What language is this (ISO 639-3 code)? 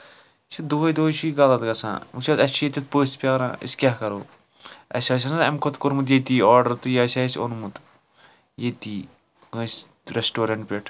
kas